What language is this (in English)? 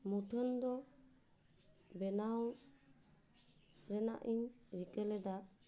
Santali